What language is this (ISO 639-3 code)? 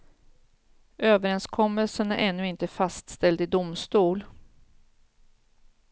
swe